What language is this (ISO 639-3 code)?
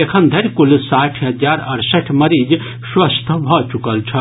mai